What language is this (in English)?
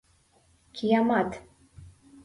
Mari